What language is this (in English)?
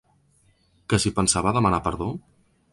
Catalan